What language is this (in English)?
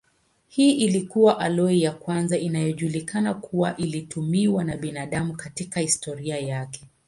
Swahili